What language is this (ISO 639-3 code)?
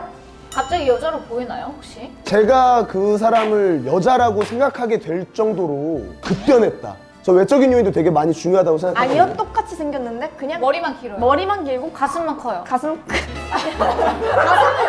kor